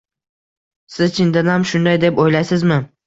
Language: Uzbek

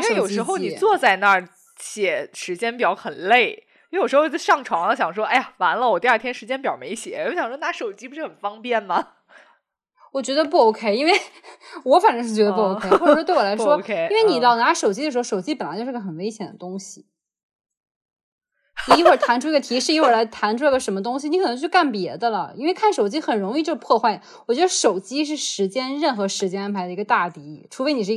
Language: Chinese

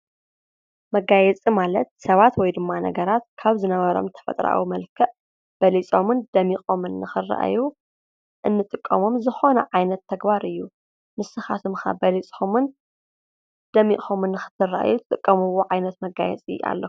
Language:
Tigrinya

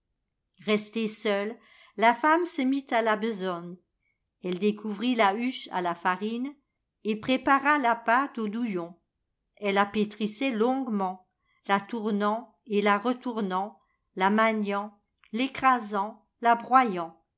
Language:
French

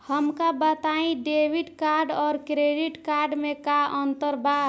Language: Bhojpuri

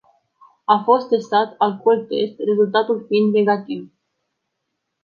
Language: Romanian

